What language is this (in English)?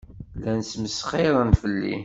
Kabyle